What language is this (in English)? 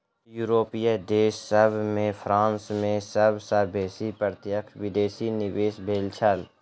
Maithili